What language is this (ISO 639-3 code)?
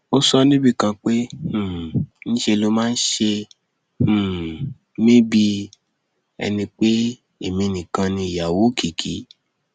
yor